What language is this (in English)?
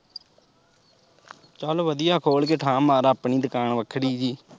Punjabi